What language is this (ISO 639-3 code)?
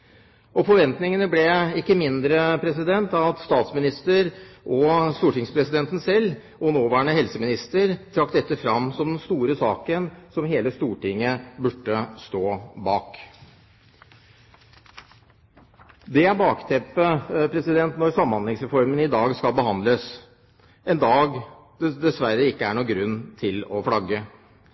nob